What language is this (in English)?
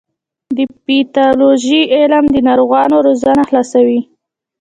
Pashto